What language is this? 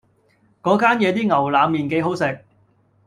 Cantonese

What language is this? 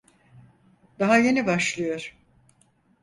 Turkish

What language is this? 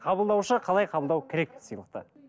Kazakh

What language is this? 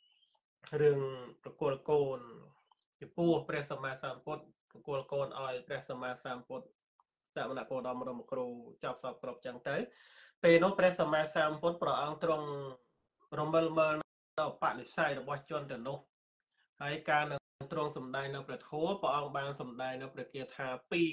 Thai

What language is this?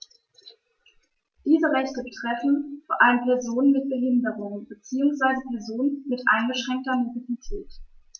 German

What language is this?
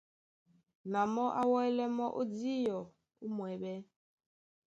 Duala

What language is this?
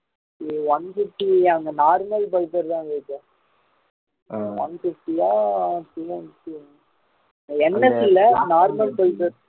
Tamil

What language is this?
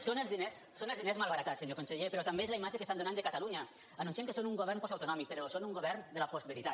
Catalan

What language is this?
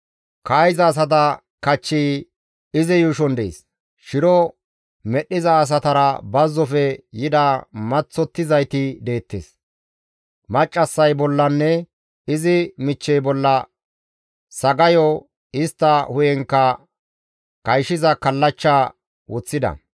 Gamo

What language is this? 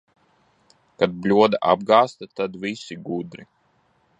Latvian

